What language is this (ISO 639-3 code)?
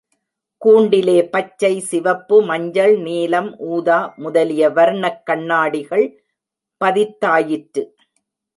tam